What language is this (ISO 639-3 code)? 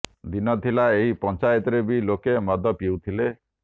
ori